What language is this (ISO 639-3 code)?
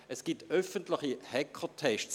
gsw